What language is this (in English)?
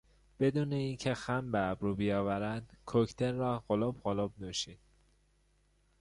Persian